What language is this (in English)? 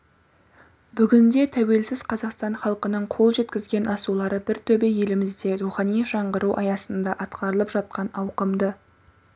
Kazakh